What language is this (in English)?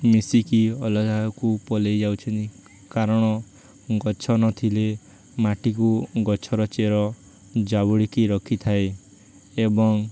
Odia